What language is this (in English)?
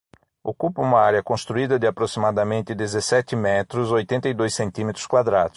Portuguese